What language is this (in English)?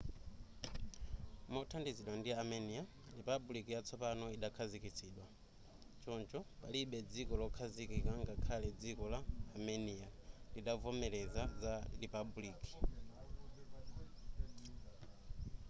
Nyanja